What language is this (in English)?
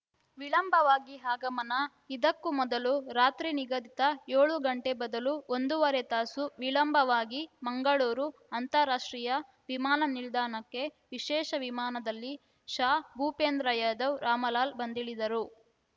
Kannada